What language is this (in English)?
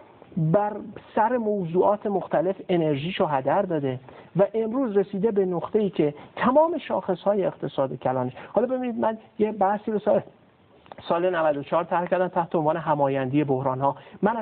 Persian